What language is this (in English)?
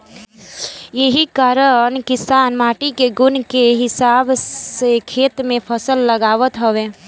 Bhojpuri